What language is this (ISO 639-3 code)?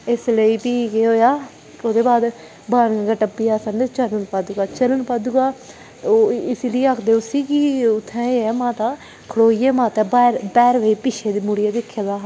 doi